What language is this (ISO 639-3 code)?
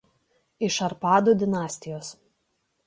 lit